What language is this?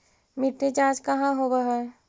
Magahi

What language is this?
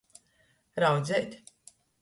Latgalian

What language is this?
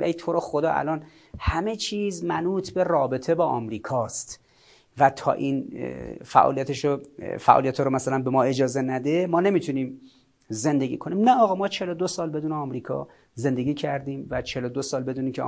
Persian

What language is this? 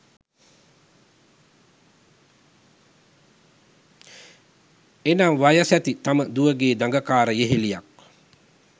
Sinhala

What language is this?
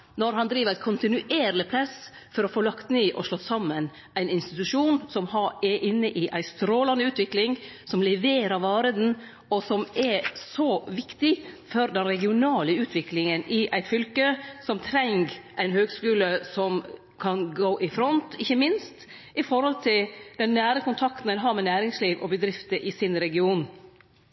Norwegian Nynorsk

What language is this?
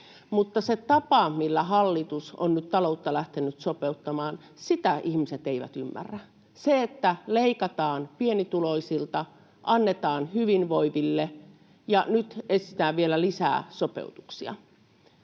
Finnish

